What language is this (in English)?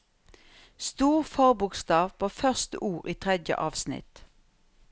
Norwegian